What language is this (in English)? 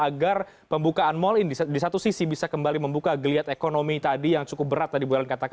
Indonesian